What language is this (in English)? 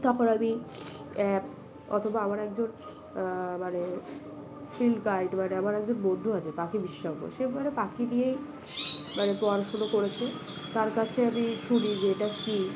Bangla